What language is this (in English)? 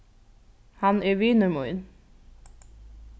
Faroese